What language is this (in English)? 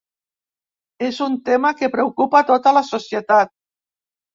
Catalan